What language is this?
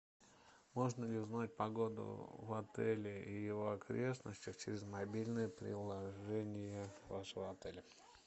Russian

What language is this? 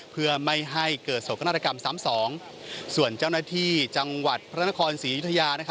Thai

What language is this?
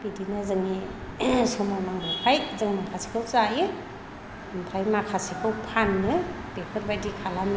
Bodo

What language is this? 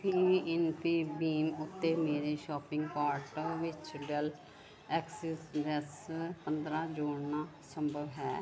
Punjabi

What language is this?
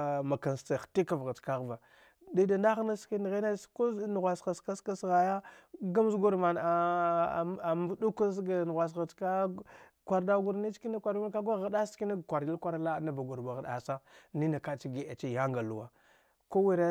Dghwede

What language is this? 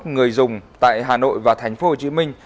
Vietnamese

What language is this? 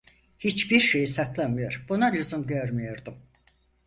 Turkish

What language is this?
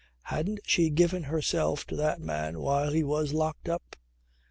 English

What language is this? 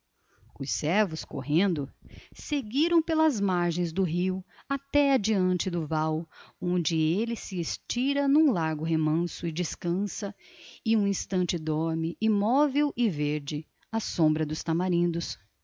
Portuguese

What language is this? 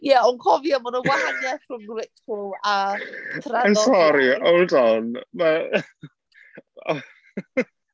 Welsh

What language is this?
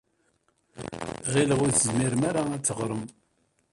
Kabyle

